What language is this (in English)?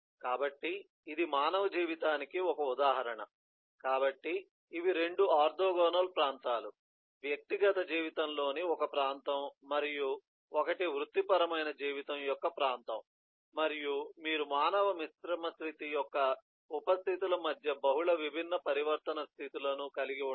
Telugu